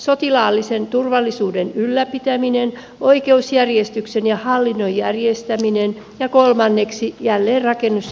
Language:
Finnish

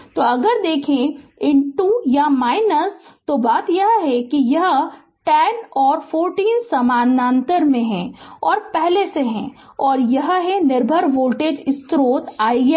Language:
Hindi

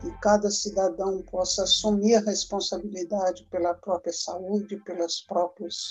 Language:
Portuguese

